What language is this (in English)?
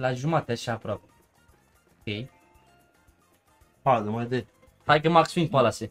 Romanian